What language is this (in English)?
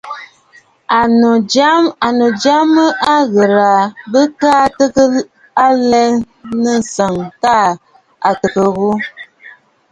Bafut